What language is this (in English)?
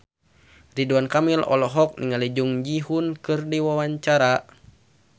Sundanese